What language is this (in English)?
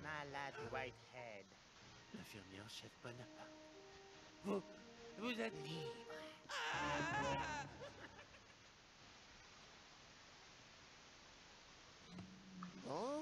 French